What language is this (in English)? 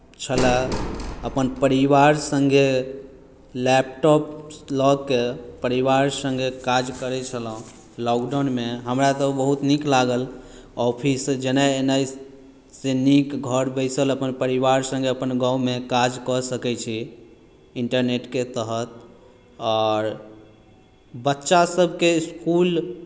Maithili